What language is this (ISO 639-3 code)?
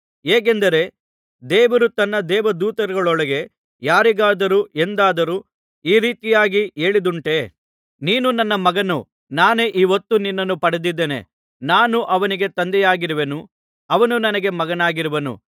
kan